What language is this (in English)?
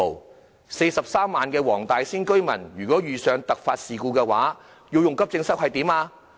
Cantonese